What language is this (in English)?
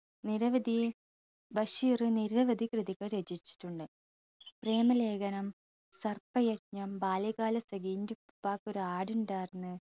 Malayalam